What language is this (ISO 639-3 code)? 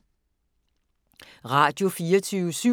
dan